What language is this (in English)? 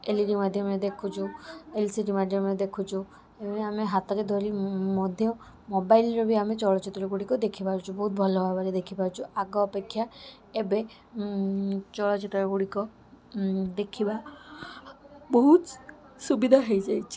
Odia